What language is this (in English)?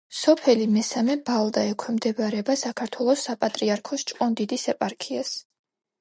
Georgian